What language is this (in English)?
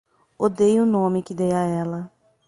Portuguese